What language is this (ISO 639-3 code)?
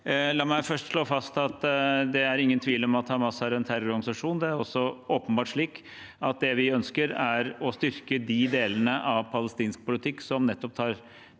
nor